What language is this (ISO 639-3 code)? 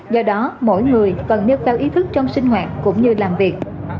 vie